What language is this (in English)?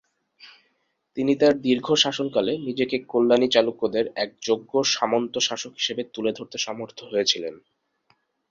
Bangla